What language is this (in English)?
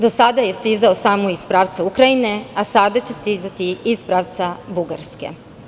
Serbian